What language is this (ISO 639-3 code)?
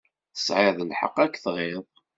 kab